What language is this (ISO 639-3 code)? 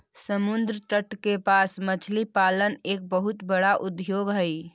mag